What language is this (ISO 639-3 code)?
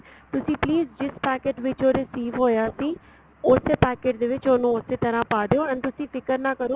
pan